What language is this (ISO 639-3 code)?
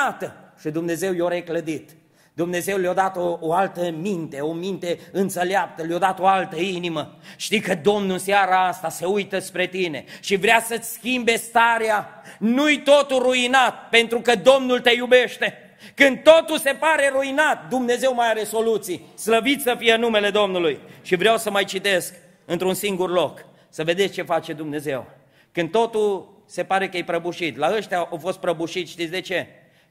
ron